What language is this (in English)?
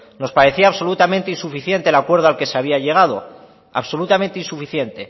Spanish